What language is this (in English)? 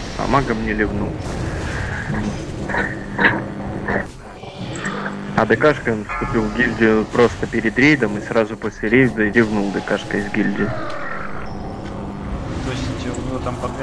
Russian